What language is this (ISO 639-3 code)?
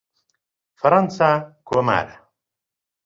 ckb